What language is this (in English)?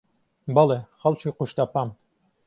Central Kurdish